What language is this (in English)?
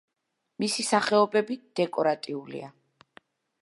Georgian